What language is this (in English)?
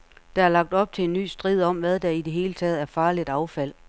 Danish